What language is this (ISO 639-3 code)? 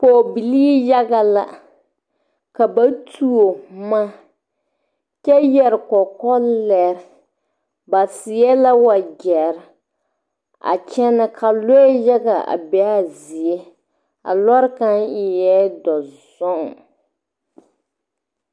dga